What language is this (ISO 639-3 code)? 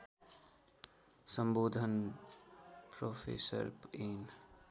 nep